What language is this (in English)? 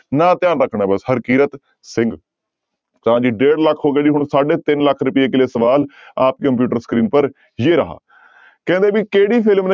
Punjabi